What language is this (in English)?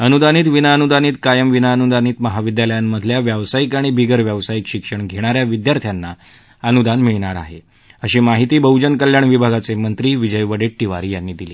Marathi